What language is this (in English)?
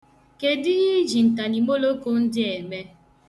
Igbo